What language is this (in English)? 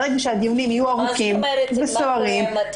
Hebrew